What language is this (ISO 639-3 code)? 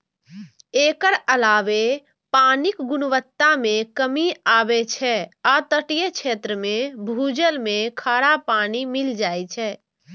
mai